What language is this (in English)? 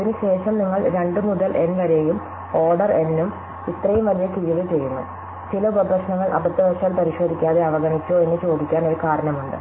Malayalam